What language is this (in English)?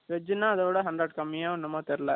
Tamil